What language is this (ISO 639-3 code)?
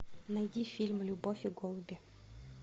rus